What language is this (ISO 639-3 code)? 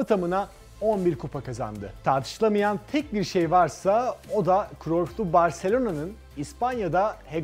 tur